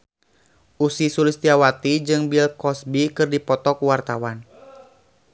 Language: Sundanese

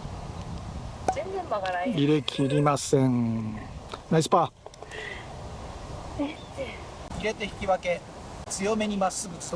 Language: Japanese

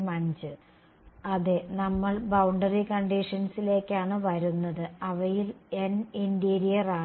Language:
Malayalam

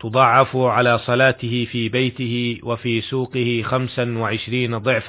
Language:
Arabic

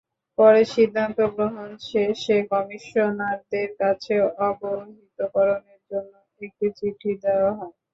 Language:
Bangla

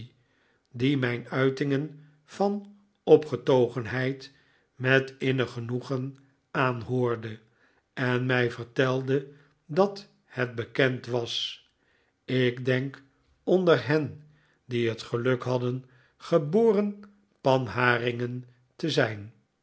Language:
Dutch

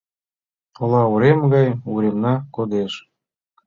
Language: Mari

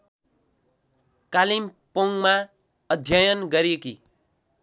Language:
Nepali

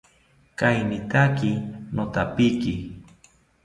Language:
South Ucayali Ashéninka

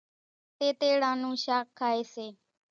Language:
Kachi Koli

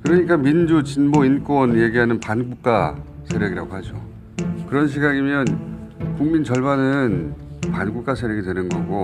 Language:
Korean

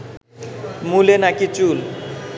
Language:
Bangla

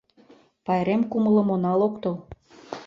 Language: Mari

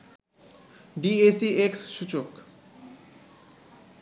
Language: Bangla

